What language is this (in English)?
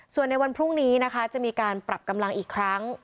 Thai